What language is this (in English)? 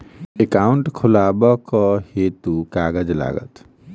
Maithili